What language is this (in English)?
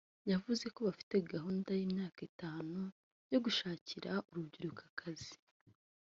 Kinyarwanda